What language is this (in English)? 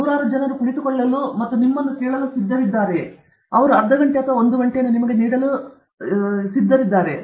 Kannada